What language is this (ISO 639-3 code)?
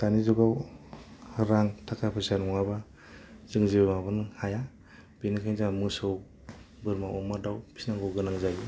brx